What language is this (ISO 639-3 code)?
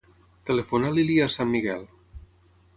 cat